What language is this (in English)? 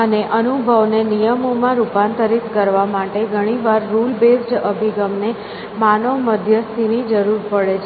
Gujarati